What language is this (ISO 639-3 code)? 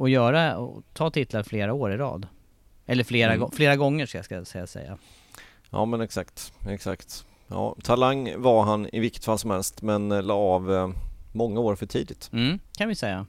swe